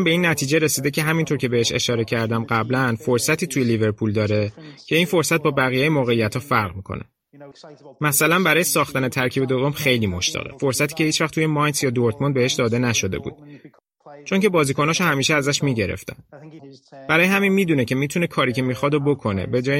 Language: Persian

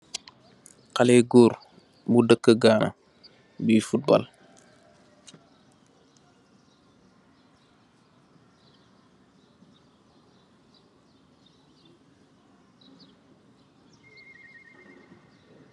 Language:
Wolof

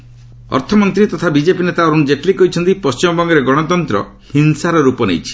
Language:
Odia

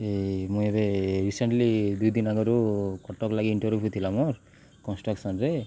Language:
Odia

